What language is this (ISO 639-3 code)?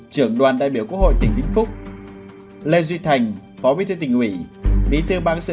vie